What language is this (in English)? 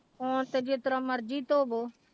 Punjabi